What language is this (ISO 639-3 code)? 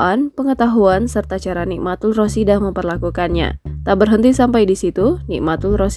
ind